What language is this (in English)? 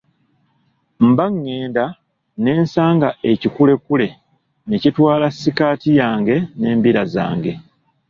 Ganda